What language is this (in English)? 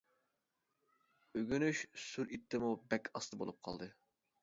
Uyghur